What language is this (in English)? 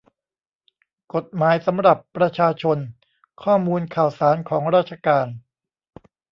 Thai